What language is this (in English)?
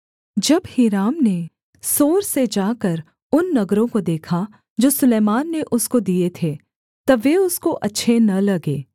Hindi